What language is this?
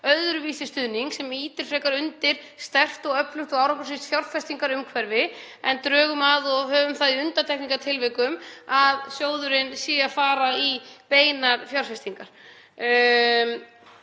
Icelandic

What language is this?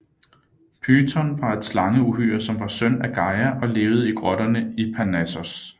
Danish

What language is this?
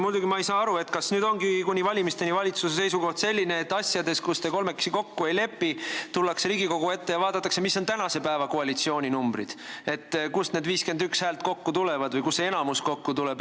Estonian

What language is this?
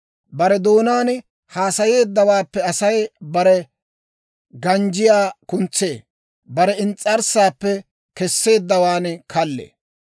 Dawro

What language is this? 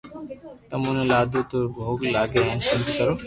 Loarki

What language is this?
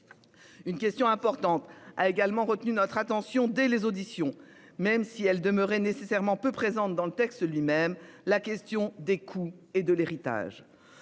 French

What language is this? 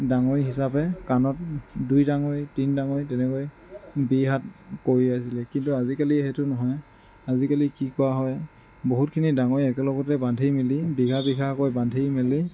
Assamese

